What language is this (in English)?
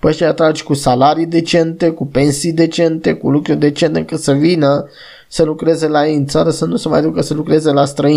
Romanian